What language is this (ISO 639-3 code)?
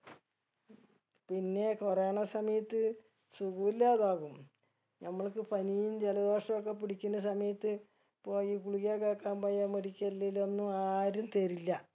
mal